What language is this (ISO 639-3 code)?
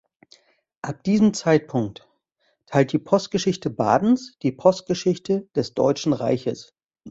deu